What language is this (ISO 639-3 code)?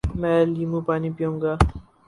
urd